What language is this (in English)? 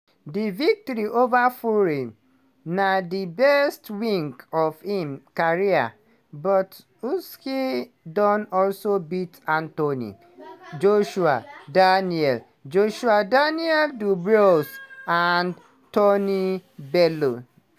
Nigerian Pidgin